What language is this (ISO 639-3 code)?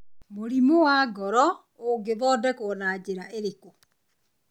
kik